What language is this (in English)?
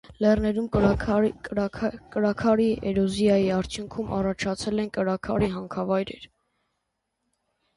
Armenian